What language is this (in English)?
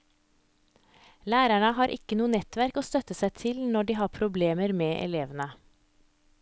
Norwegian